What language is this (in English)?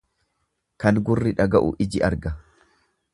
Oromo